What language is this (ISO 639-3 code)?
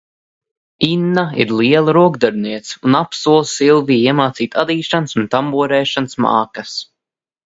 lav